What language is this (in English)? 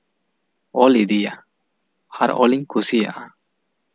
Santali